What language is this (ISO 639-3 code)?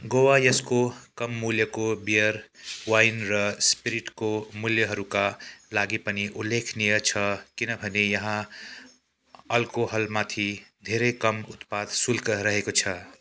nep